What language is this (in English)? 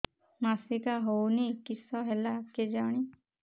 Odia